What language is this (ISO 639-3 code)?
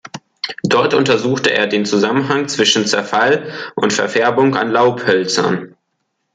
deu